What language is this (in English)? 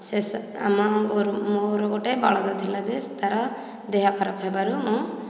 Odia